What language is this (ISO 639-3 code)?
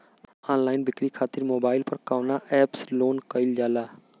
bho